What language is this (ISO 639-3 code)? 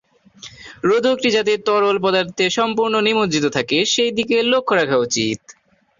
ben